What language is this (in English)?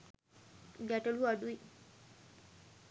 Sinhala